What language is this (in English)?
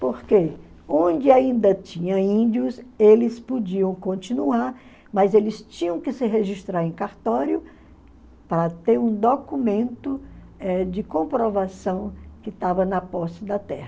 Portuguese